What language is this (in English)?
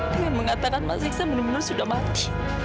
Indonesian